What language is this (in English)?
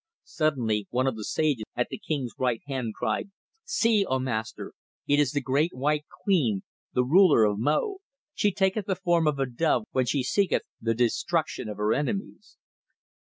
English